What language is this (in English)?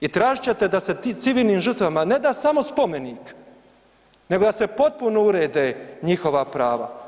Croatian